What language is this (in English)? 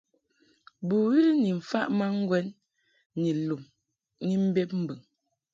Mungaka